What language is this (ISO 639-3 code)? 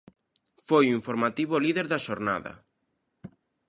glg